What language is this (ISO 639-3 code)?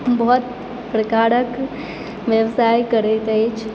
mai